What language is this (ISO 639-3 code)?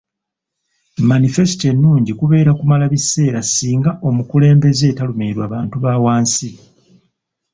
lug